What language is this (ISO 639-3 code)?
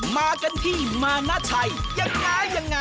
tha